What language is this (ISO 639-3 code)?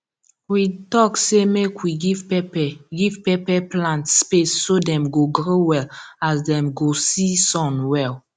pcm